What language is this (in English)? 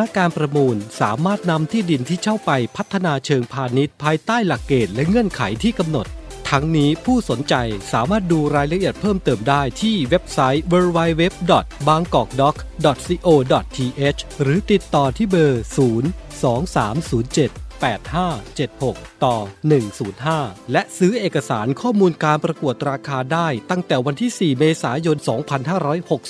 Thai